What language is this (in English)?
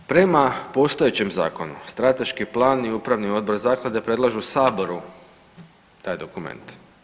Croatian